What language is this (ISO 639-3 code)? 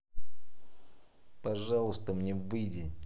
rus